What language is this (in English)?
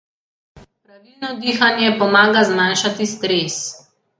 Slovenian